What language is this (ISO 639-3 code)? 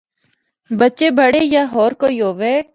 hno